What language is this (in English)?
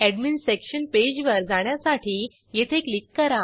Marathi